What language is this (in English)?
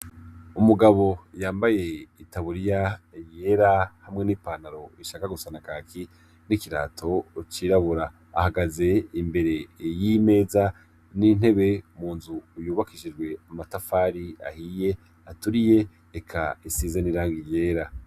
Rundi